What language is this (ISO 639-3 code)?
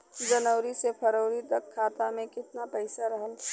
bho